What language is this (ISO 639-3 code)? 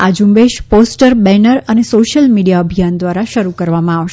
guj